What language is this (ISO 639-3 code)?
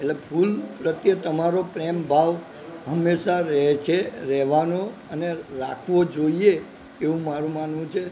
guj